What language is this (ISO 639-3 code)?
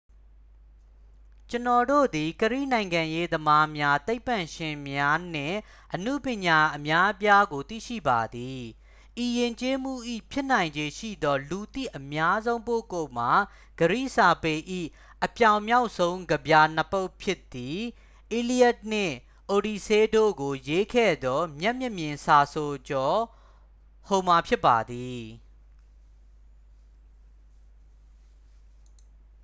mya